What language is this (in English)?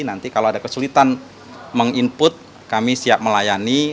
Indonesian